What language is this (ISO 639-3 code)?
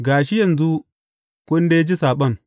hau